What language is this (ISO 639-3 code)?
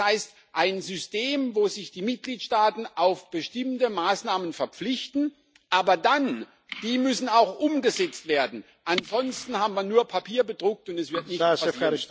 deu